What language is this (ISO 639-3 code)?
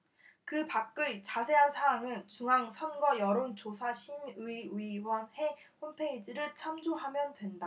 kor